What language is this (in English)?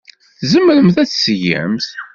Kabyle